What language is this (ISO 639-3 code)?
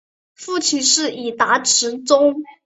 zho